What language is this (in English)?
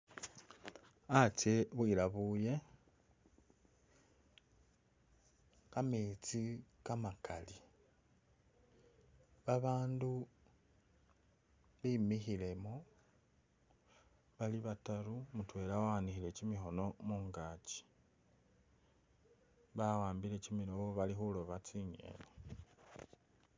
Masaaba